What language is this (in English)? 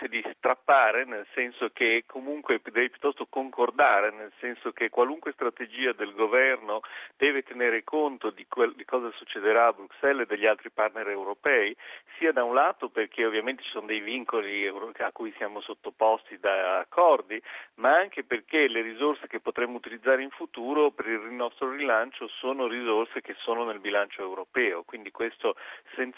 Italian